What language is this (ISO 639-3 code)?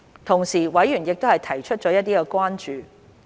yue